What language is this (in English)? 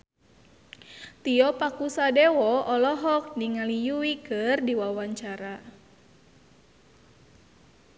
Sundanese